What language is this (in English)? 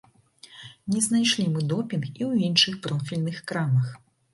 Belarusian